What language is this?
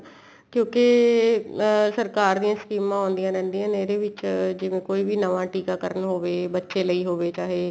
Punjabi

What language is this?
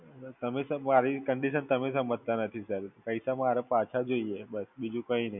Gujarati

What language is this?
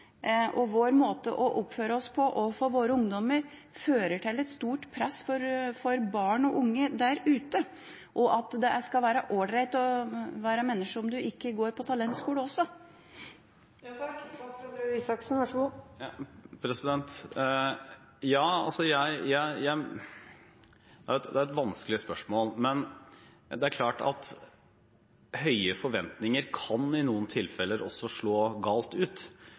Norwegian Bokmål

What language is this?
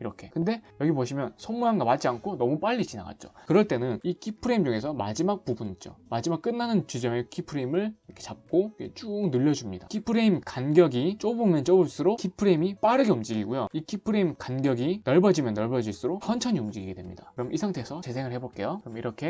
Korean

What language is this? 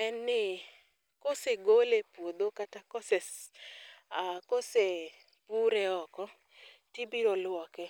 Luo (Kenya and Tanzania)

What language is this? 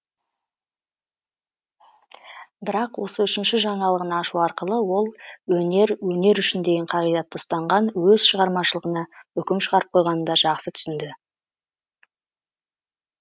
Kazakh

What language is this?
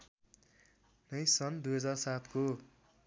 Nepali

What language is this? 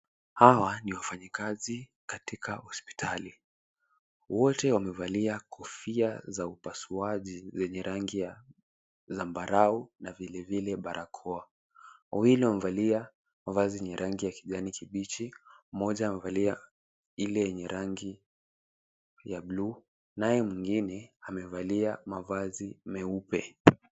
Swahili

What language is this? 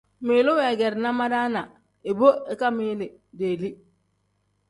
Tem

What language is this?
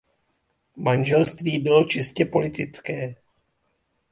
Czech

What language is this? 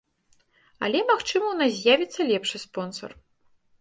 Belarusian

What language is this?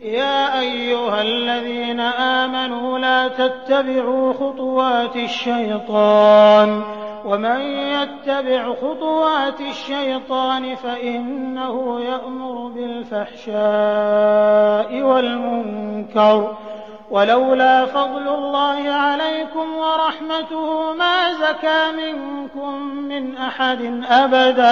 Arabic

